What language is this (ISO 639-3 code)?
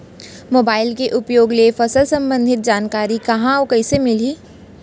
hne